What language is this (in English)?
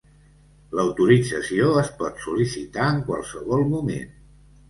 Catalan